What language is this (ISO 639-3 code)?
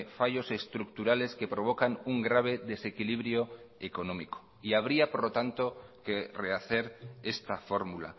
spa